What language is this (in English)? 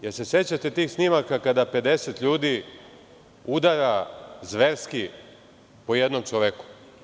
Serbian